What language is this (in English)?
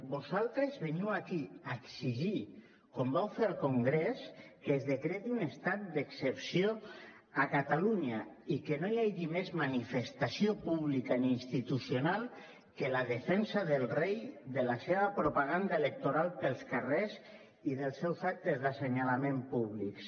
Catalan